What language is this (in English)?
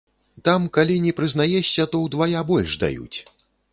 Belarusian